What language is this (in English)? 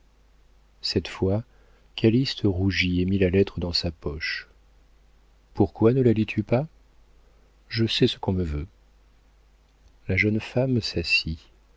French